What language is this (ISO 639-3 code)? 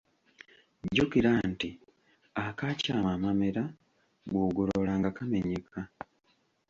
lug